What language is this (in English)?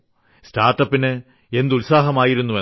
Malayalam